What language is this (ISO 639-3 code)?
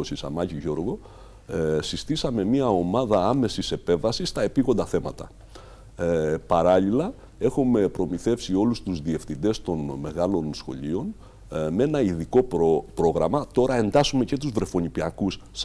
ell